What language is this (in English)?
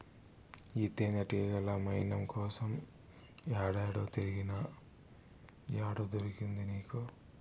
Telugu